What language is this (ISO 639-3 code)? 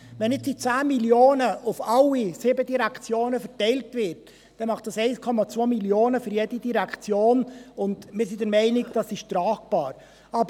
gsw